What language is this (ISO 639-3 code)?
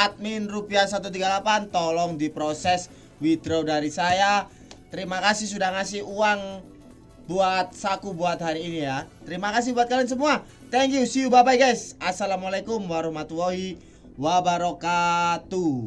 ind